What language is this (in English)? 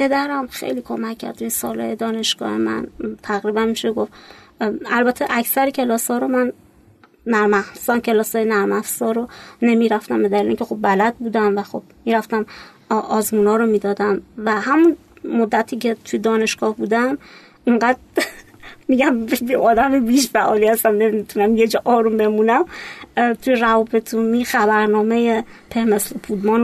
Persian